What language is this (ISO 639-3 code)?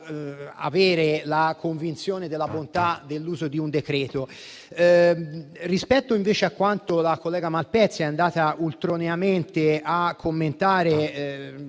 ita